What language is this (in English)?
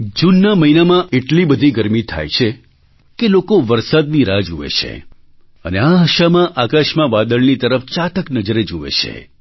Gujarati